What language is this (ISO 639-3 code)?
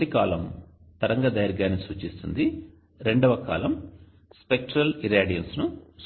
tel